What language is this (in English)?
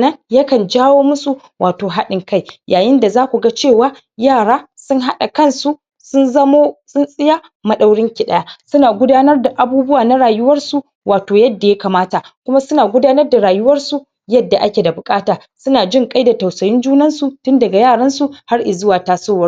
Hausa